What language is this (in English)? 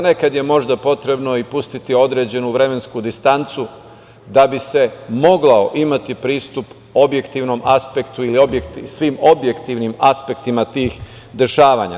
Serbian